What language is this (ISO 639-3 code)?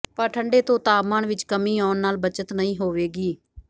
pan